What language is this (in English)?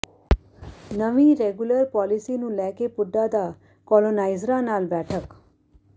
Punjabi